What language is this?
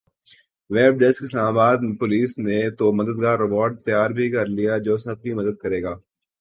Urdu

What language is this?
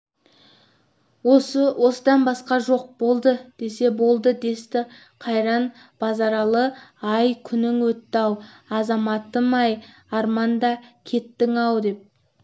Kazakh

